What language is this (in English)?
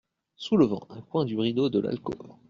French